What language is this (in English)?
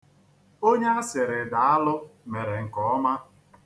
Igbo